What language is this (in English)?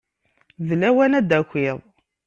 Kabyle